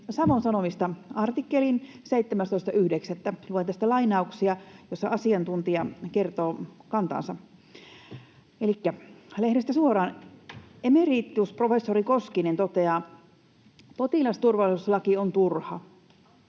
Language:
Finnish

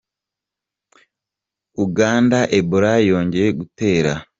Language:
Kinyarwanda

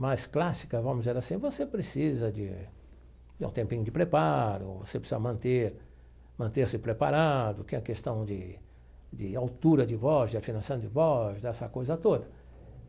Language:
Portuguese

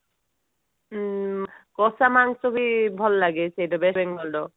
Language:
Odia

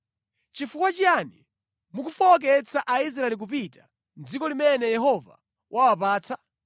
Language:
Nyanja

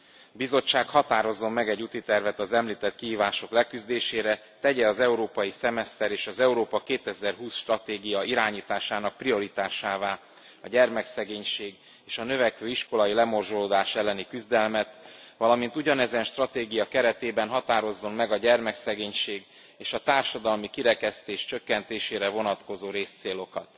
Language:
Hungarian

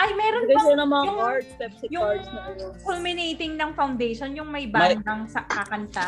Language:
Filipino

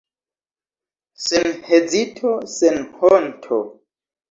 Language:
Esperanto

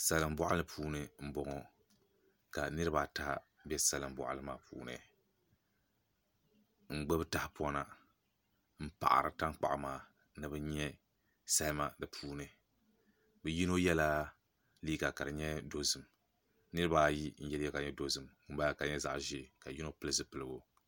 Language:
Dagbani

